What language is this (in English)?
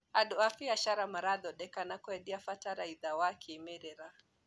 Kikuyu